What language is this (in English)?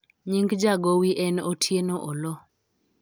Luo (Kenya and Tanzania)